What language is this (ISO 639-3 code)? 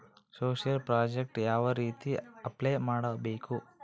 kan